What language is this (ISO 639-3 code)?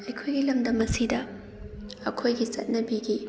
mni